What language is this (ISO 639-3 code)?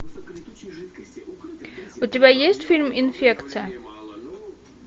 rus